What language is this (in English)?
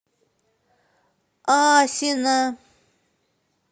Russian